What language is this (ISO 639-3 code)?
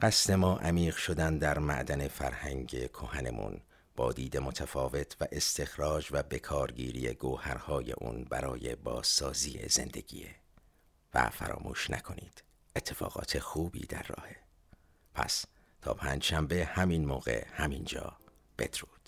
fas